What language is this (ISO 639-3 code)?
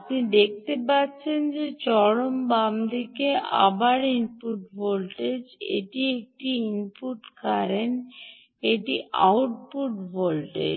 ben